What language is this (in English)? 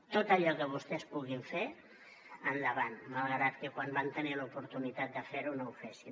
Catalan